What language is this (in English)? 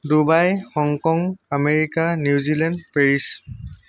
Assamese